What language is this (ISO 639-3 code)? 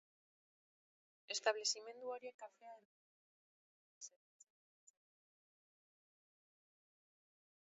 eus